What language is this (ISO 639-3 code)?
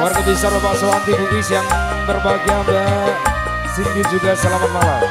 ind